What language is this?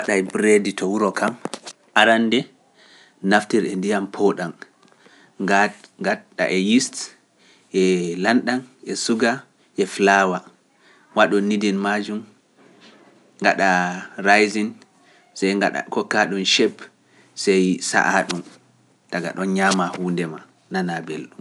Pular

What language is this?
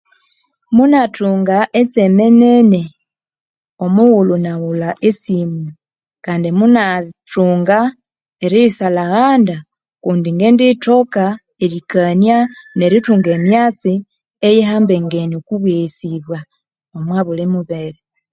Konzo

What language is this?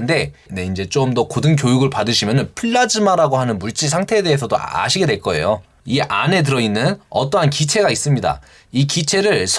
Korean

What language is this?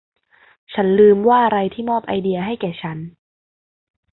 Thai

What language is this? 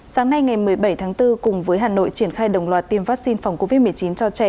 Vietnamese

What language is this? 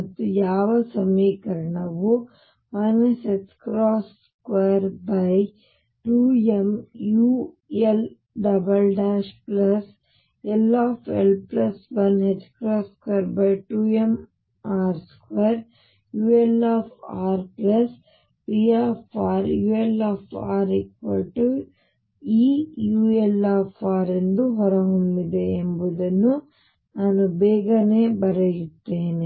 Kannada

